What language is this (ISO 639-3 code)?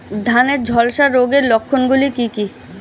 ben